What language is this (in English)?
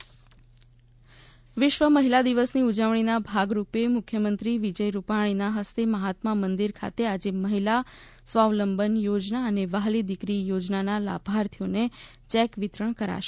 Gujarati